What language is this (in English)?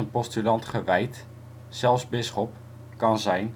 Dutch